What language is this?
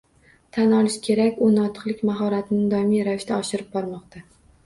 Uzbek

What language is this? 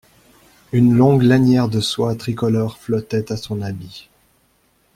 French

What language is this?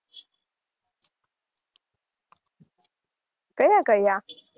Gujarati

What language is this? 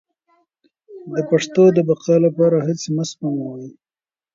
Pashto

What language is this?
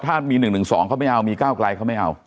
Thai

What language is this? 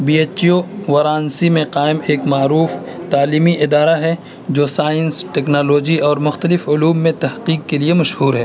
Urdu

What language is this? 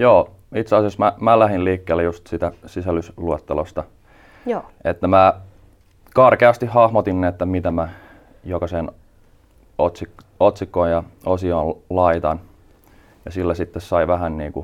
Finnish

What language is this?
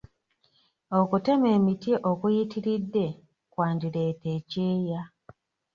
Ganda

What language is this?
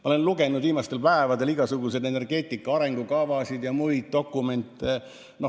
Estonian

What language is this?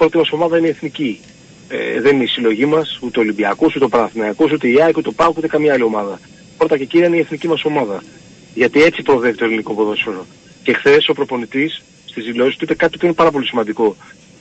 Greek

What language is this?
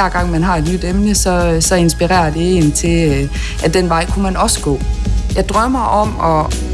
Danish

